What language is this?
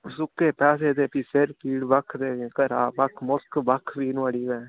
Dogri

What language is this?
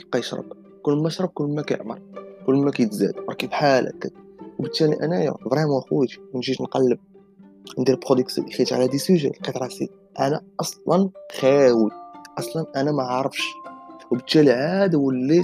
Arabic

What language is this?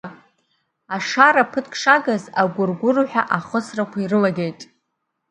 Abkhazian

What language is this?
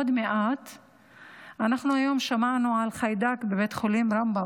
Hebrew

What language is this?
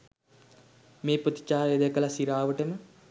Sinhala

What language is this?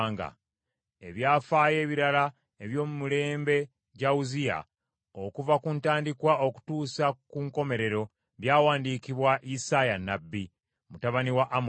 Ganda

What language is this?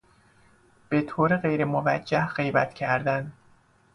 Persian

